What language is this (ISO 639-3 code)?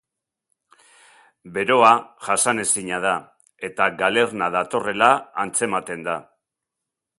eus